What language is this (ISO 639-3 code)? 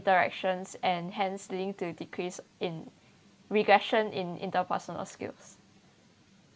eng